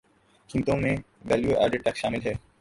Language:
Urdu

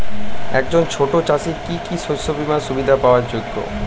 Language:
Bangla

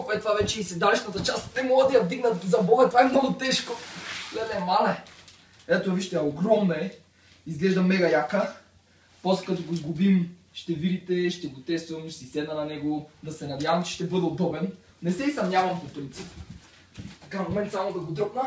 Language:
Bulgarian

